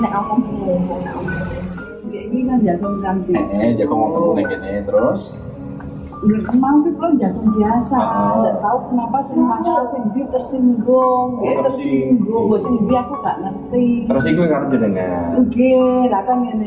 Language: Indonesian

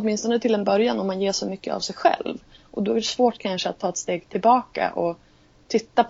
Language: Swedish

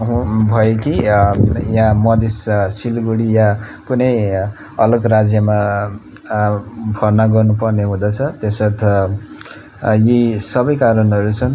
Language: Nepali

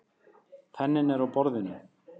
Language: Icelandic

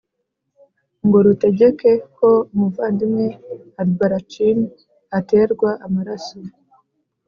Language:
Kinyarwanda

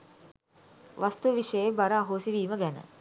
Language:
Sinhala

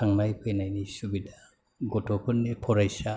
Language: Bodo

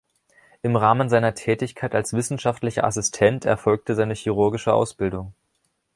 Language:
German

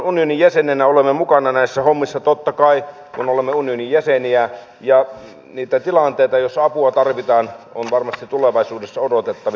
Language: Finnish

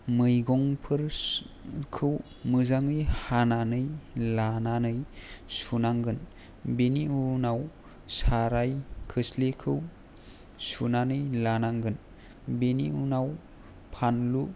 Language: Bodo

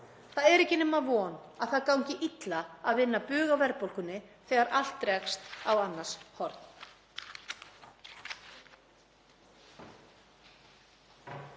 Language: Icelandic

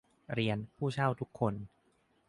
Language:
Thai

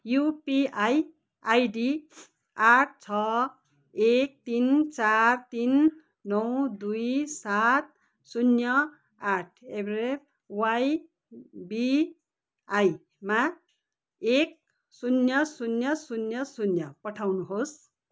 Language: Nepali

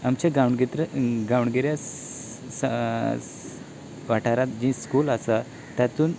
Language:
Konkani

